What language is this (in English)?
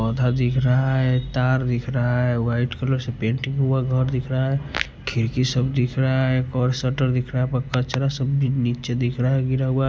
Hindi